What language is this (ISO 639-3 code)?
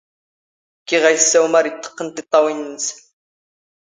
zgh